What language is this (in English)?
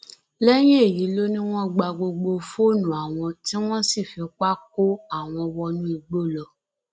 Yoruba